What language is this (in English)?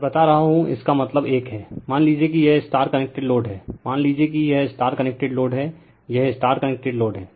Hindi